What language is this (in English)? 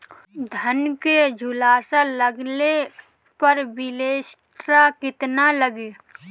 Bhojpuri